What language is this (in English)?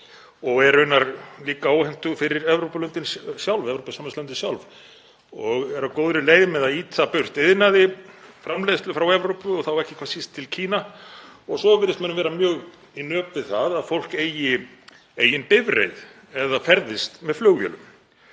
Icelandic